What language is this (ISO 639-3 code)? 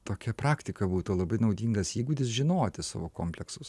lit